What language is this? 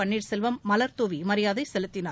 Tamil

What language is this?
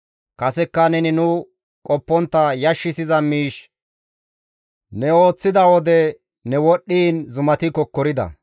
Gamo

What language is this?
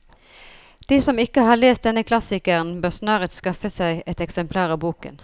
Norwegian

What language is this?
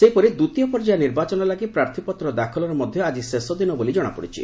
Odia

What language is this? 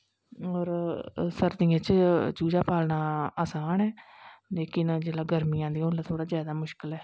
Dogri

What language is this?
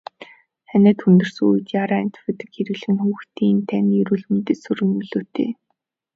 Mongolian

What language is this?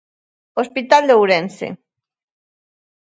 Galician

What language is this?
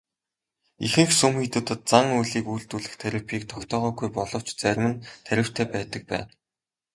Mongolian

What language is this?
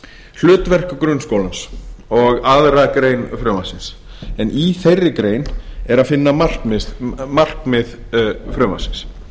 Icelandic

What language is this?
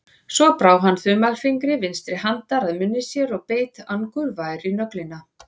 Icelandic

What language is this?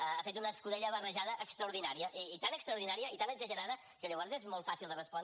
Catalan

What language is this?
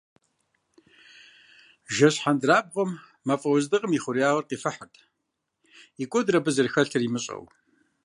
Kabardian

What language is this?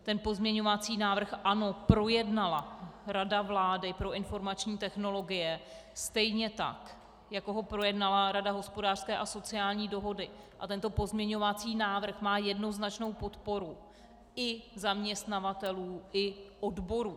Czech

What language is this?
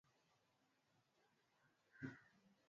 Swahili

